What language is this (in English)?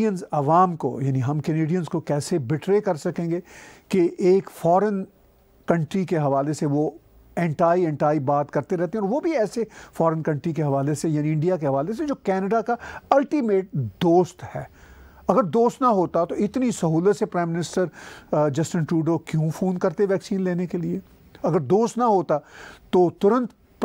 Hindi